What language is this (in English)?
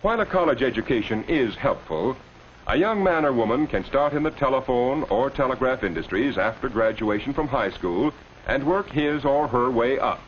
English